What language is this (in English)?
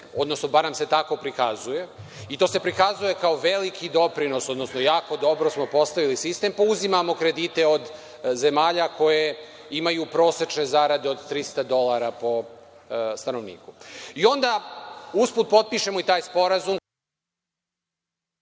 Serbian